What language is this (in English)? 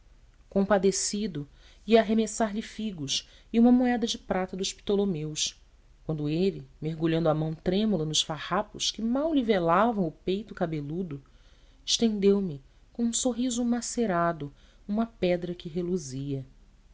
Portuguese